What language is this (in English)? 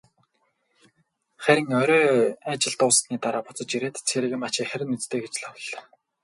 Mongolian